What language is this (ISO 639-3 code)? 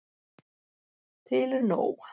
isl